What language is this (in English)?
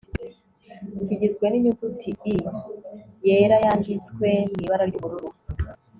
Kinyarwanda